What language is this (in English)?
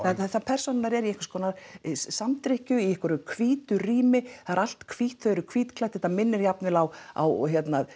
Icelandic